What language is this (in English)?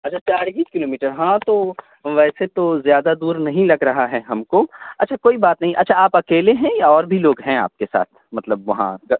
Urdu